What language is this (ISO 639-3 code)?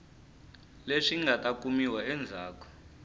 tso